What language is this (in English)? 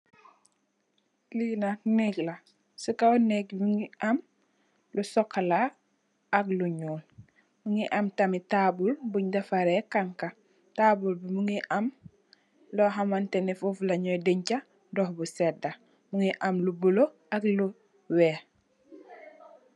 Wolof